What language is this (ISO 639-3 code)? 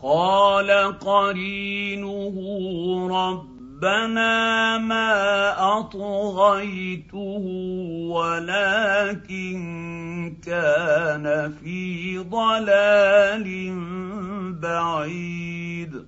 ara